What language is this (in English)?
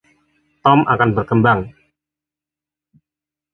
Indonesian